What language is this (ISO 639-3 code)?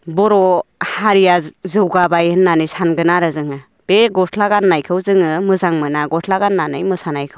brx